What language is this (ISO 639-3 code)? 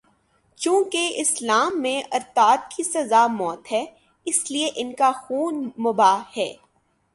urd